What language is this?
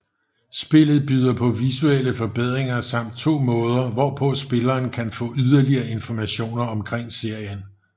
Danish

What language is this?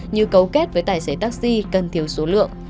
Vietnamese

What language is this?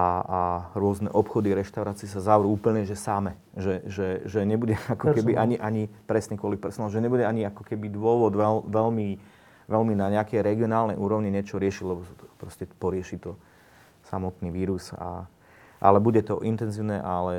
Slovak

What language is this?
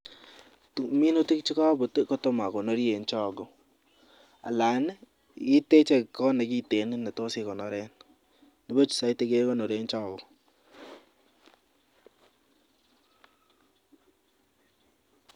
Kalenjin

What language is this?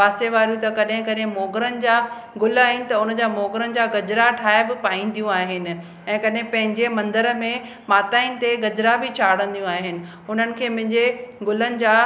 Sindhi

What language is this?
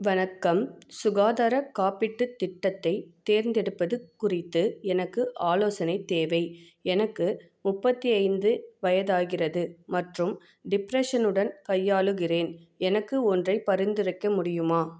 Tamil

